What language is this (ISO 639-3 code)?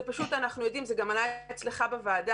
heb